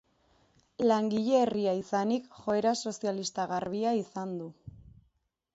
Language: Basque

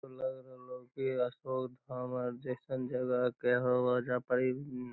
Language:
Magahi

